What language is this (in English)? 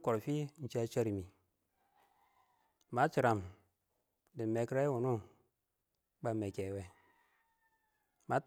Awak